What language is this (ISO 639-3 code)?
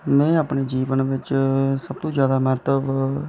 doi